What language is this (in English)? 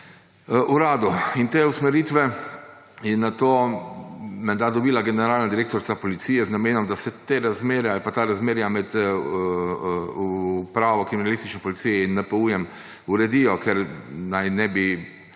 Slovenian